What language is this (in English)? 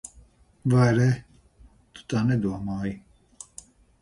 Latvian